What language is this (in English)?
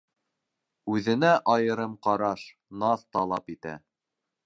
Bashkir